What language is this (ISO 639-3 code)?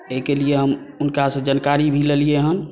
mai